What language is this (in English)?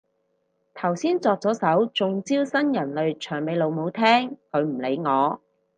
Cantonese